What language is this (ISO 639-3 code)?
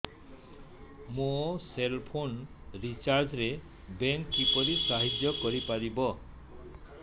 ori